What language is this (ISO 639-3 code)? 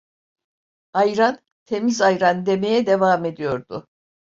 tur